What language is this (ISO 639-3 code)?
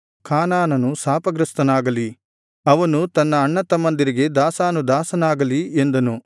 kan